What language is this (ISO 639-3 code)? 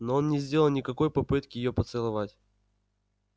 rus